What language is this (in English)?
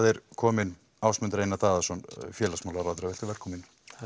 Icelandic